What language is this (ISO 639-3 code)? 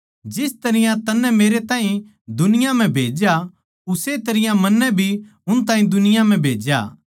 bgc